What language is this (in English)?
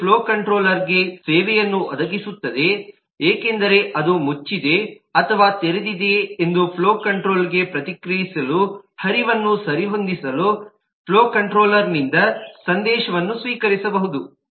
Kannada